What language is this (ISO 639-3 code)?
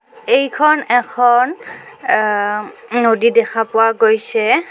asm